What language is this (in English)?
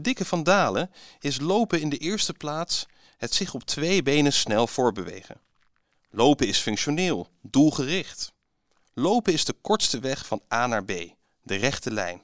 Dutch